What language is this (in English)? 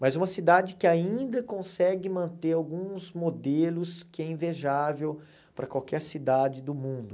Portuguese